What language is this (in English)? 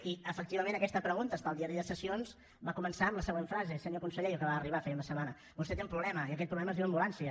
Catalan